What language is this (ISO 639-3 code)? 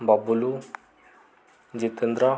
ori